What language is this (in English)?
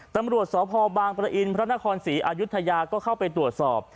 Thai